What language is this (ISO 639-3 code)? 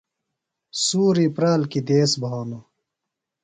phl